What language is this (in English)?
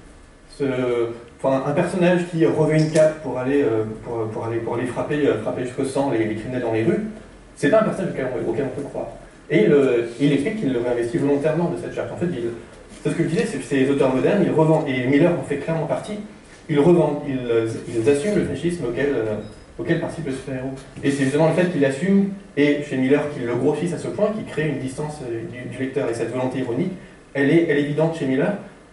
French